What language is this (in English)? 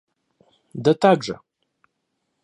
Russian